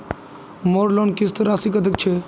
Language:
Magahi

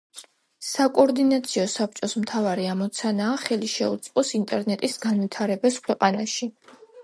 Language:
Georgian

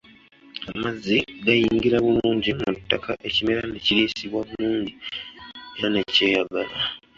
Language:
Ganda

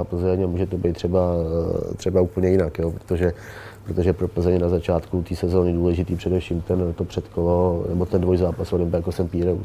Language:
Czech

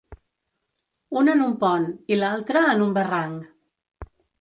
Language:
Catalan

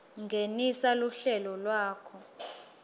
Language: Swati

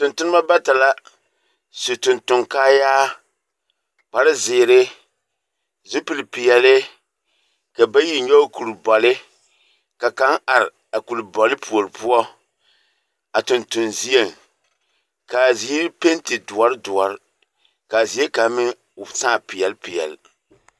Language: Southern Dagaare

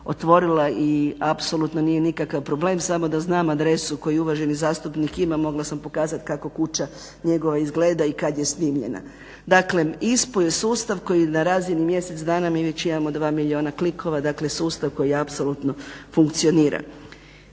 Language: Croatian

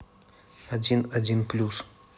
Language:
Russian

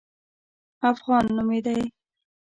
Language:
Pashto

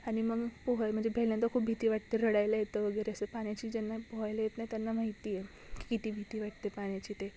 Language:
Marathi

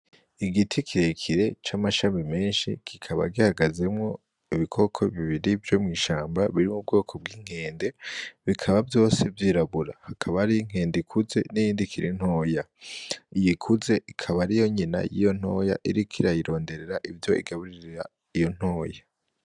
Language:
Rundi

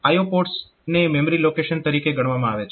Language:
Gujarati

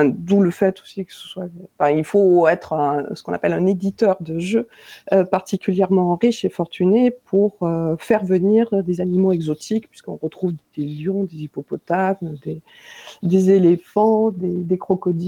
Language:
French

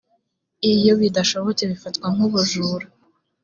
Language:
Kinyarwanda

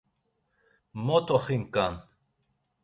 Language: Laz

